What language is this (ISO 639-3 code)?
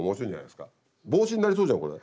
jpn